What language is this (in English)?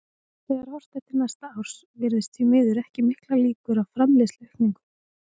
Icelandic